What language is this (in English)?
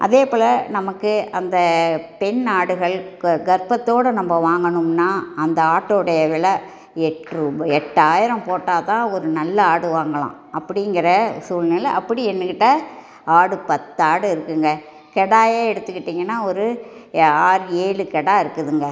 Tamil